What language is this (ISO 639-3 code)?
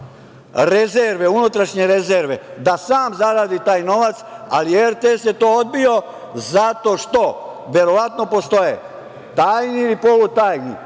srp